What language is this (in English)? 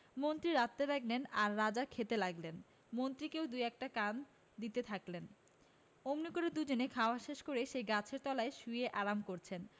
Bangla